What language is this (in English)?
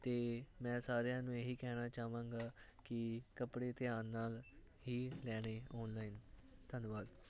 Punjabi